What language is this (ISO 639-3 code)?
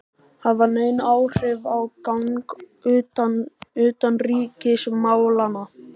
isl